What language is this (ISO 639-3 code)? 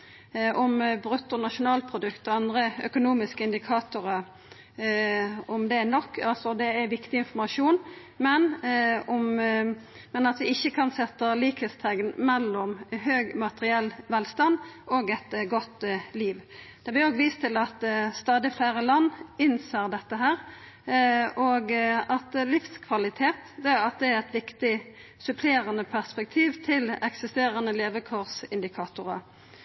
nno